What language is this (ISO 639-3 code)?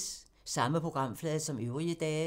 dan